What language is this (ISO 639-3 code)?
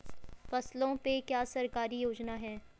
hin